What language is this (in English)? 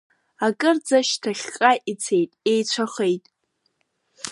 Abkhazian